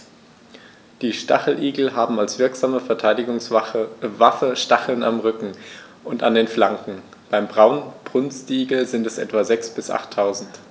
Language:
German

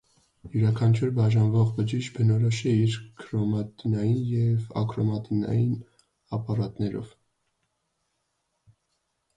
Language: Armenian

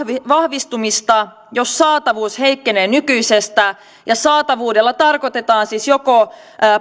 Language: Finnish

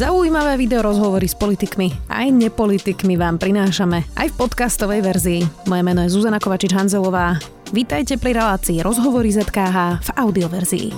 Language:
Slovak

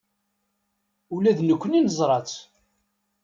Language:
Kabyle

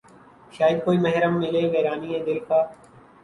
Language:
Urdu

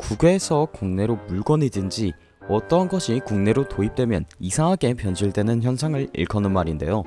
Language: Korean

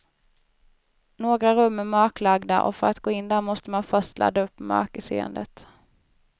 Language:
Swedish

